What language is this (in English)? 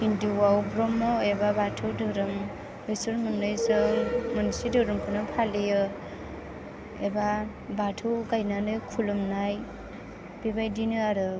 Bodo